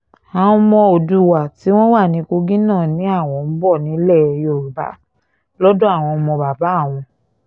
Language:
Yoruba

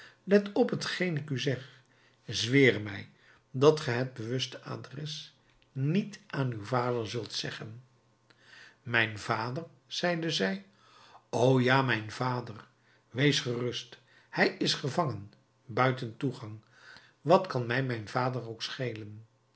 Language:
Dutch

